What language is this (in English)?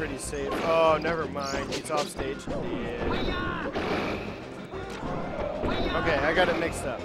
English